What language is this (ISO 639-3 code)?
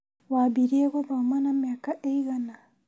kik